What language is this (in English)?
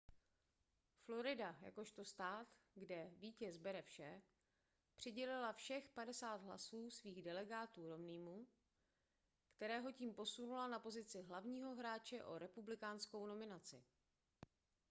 Czech